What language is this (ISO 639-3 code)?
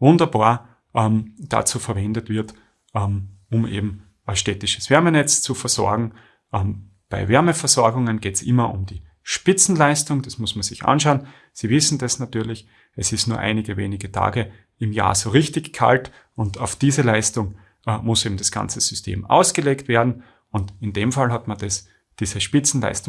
deu